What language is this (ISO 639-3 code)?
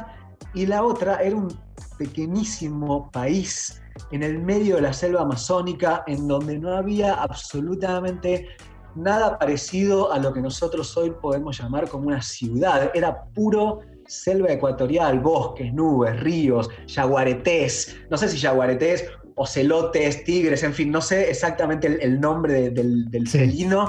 spa